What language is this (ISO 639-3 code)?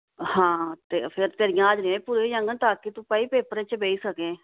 doi